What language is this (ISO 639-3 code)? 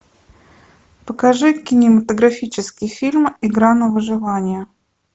rus